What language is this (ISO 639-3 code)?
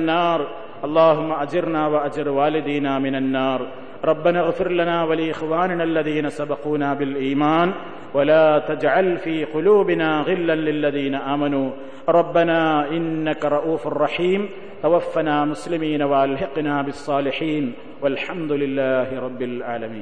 mal